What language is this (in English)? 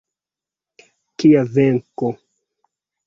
Esperanto